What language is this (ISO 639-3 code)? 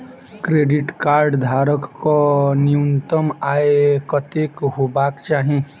mai